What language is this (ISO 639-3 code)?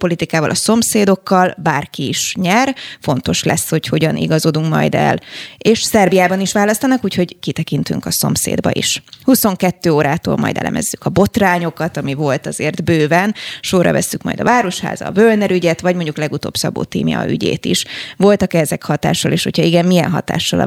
hun